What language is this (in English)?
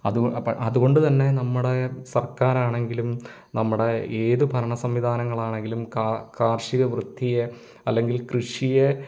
Malayalam